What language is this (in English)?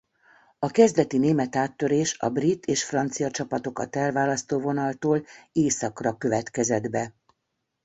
Hungarian